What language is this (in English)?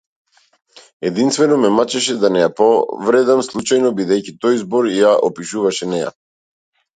Macedonian